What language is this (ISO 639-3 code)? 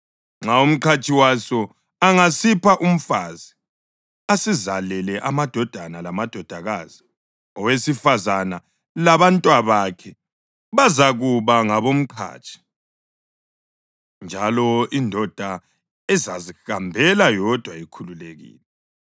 nde